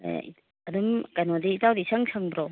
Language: Manipuri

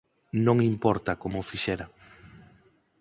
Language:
Galician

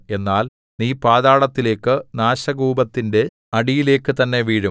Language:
Malayalam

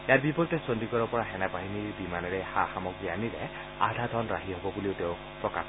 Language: Assamese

